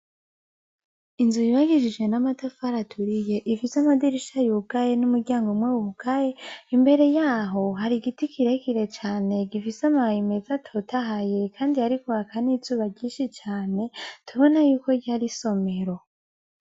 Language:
Rundi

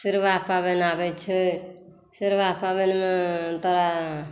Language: Maithili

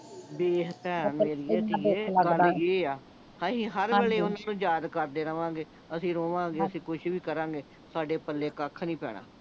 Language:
Punjabi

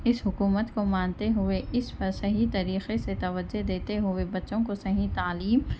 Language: Urdu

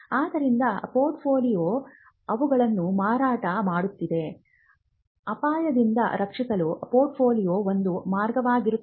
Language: Kannada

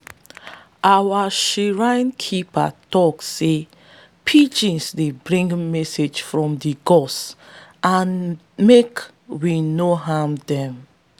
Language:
Nigerian Pidgin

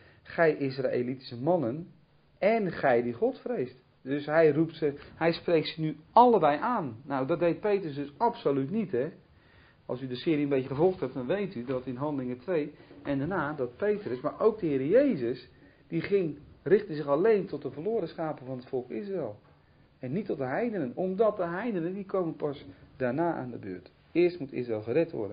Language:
Dutch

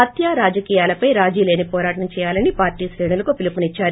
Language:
Telugu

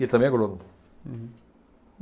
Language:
Portuguese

